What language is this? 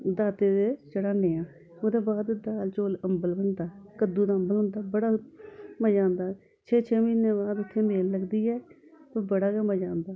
Dogri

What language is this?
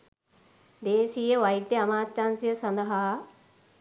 Sinhala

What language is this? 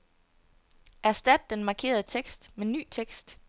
Danish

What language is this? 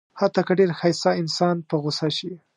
Pashto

